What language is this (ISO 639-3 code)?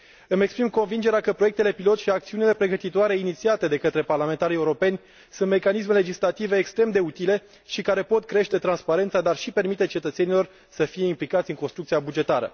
ron